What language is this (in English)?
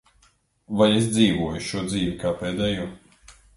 Latvian